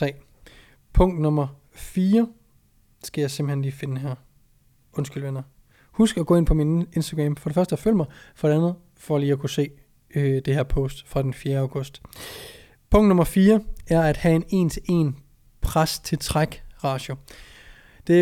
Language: Danish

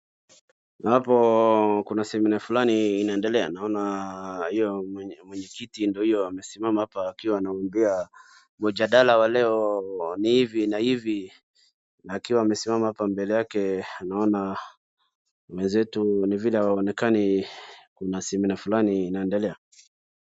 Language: Swahili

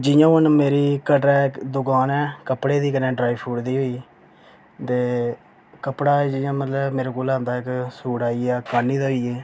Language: Dogri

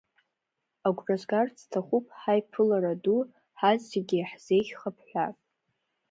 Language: Abkhazian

